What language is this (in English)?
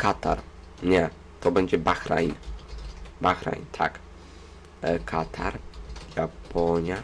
Polish